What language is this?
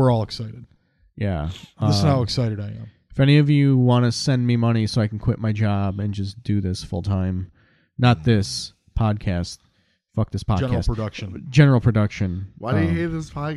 English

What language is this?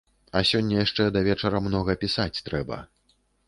Belarusian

